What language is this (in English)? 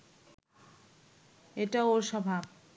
Bangla